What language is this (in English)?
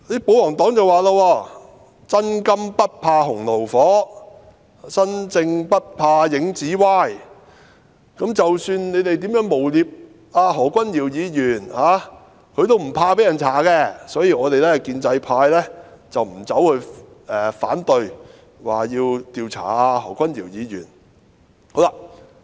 Cantonese